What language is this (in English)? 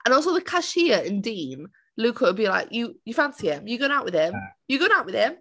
Welsh